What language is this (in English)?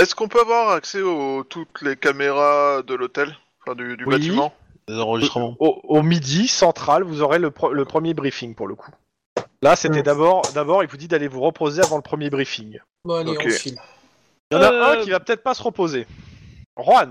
French